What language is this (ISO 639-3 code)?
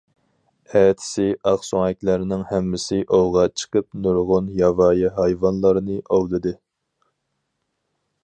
uig